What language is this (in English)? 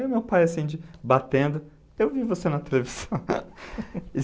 Portuguese